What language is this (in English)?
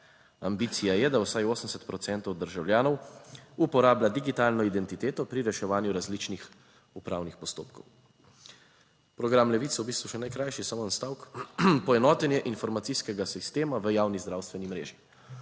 Slovenian